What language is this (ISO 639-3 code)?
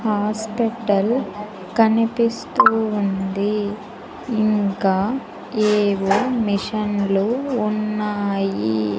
tel